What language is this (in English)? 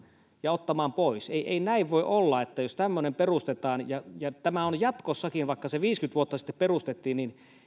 Finnish